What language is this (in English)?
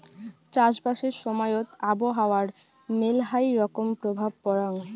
Bangla